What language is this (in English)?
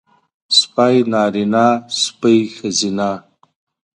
Pashto